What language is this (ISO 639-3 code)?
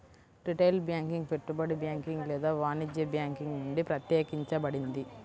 tel